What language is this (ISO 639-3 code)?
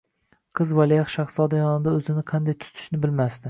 uzb